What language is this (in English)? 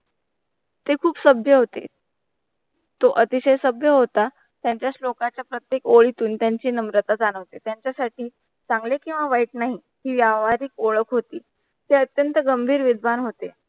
Marathi